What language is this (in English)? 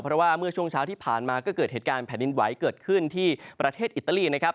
Thai